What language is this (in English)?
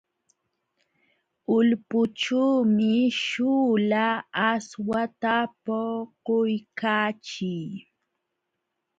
Jauja Wanca Quechua